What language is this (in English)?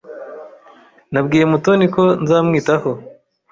Kinyarwanda